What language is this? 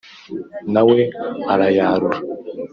Kinyarwanda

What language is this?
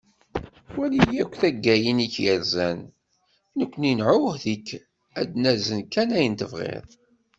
Kabyle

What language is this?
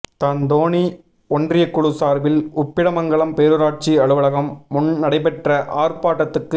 Tamil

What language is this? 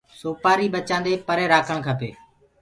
Gurgula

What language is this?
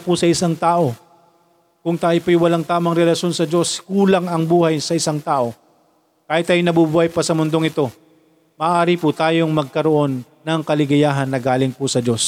Filipino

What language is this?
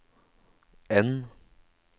Norwegian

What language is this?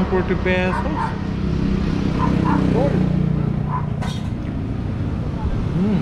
Filipino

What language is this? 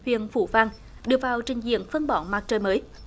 Vietnamese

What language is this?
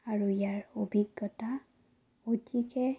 Assamese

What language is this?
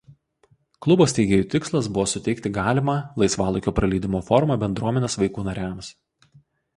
Lithuanian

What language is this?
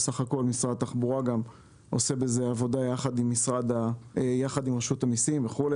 Hebrew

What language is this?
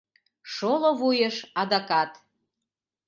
Mari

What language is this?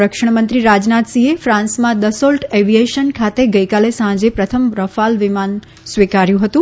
Gujarati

